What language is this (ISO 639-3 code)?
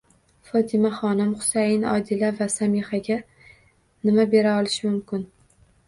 uzb